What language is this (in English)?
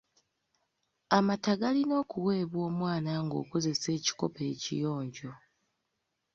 Ganda